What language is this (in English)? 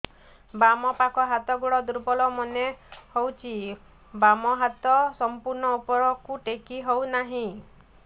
Odia